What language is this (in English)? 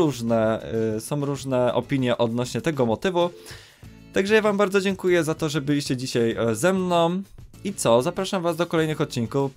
Polish